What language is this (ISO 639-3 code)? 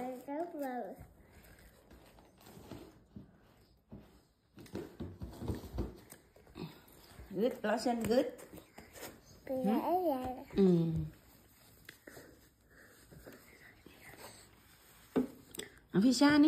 vie